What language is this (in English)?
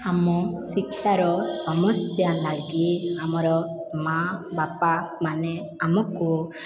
Odia